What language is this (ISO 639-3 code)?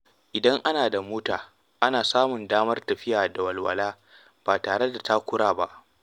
hau